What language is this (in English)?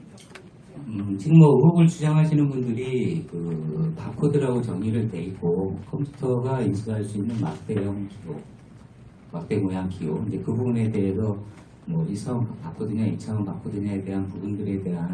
Korean